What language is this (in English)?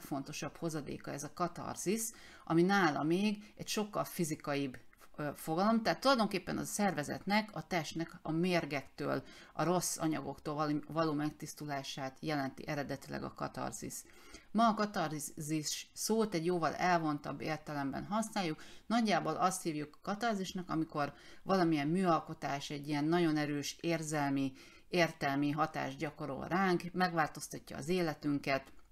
Hungarian